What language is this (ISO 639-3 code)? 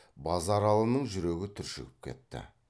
kaz